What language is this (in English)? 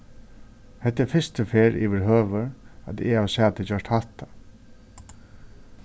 Faroese